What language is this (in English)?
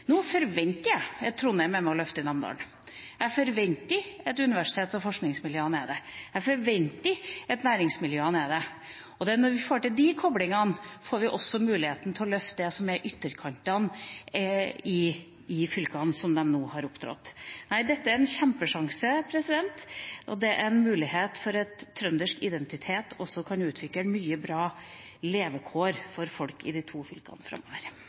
Norwegian Bokmål